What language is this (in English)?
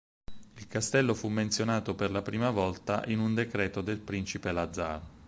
Italian